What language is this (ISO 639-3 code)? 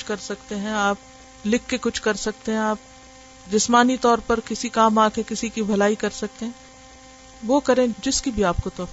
urd